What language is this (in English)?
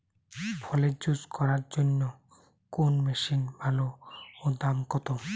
Bangla